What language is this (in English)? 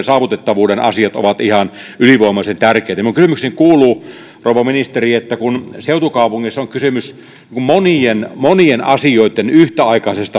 Finnish